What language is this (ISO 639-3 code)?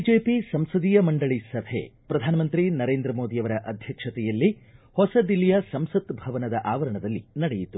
kan